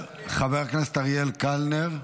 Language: Hebrew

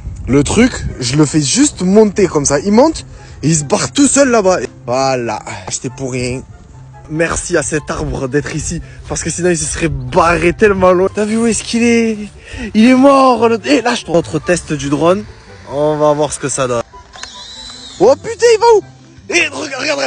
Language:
French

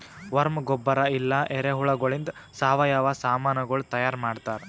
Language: Kannada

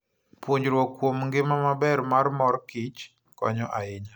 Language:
Luo (Kenya and Tanzania)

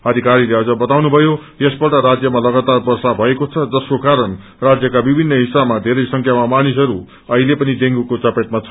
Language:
Nepali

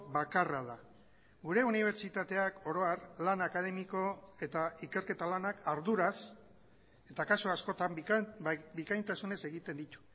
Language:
Basque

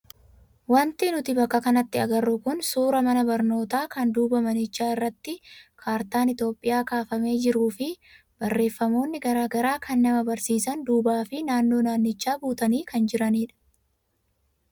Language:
Oromo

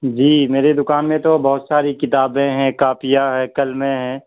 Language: Urdu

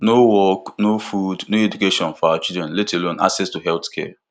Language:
Nigerian Pidgin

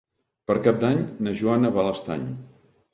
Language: Catalan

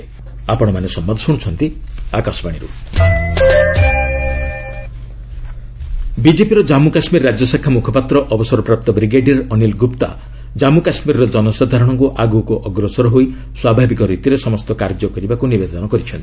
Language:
Odia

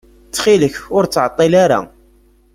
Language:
Kabyle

